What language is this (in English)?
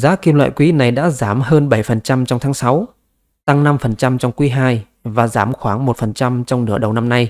Vietnamese